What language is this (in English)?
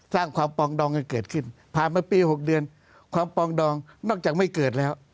Thai